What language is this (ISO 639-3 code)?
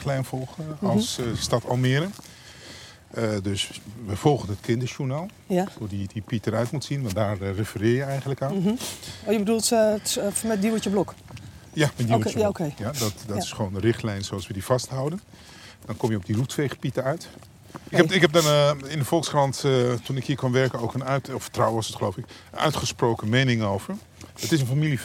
nld